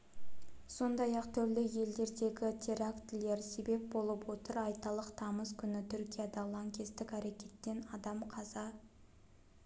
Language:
Kazakh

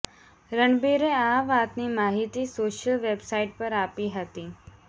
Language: Gujarati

